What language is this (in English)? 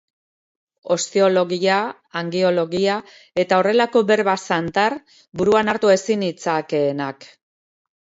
Basque